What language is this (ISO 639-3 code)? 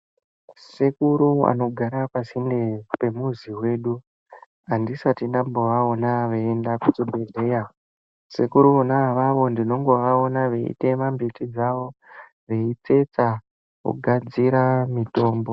ndc